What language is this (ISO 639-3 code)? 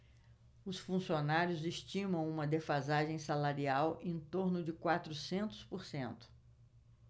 por